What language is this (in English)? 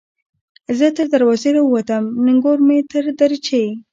Pashto